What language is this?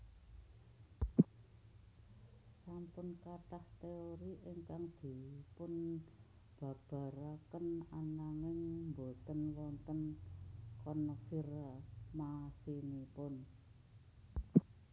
Javanese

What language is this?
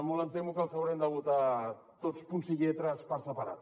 Catalan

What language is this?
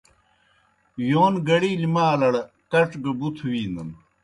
Kohistani Shina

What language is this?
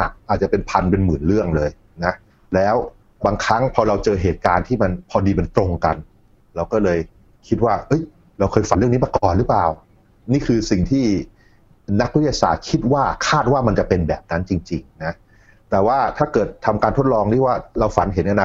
Thai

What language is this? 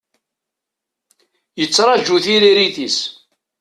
Kabyle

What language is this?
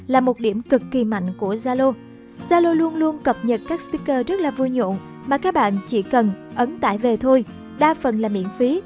Vietnamese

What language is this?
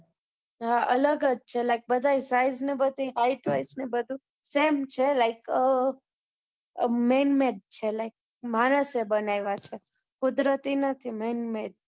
Gujarati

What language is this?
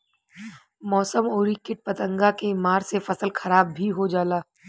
Bhojpuri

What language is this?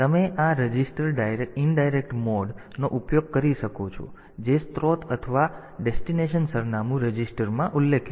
Gujarati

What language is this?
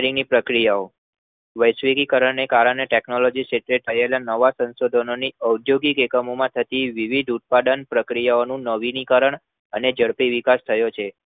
Gujarati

